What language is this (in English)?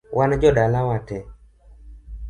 Luo (Kenya and Tanzania)